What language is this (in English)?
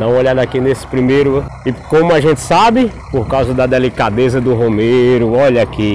Portuguese